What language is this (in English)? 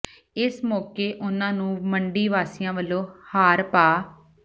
Punjabi